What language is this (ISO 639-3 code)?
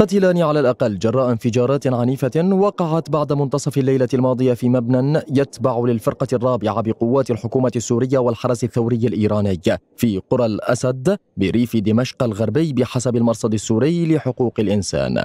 ara